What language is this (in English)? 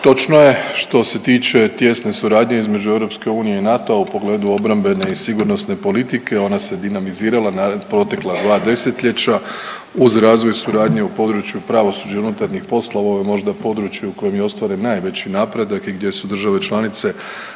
Croatian